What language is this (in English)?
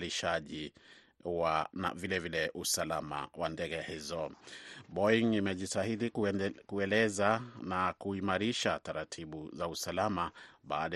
Swahili